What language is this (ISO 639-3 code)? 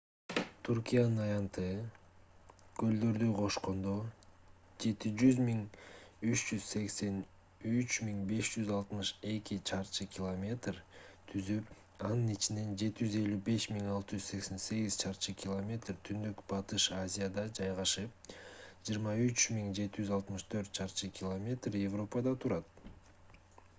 kir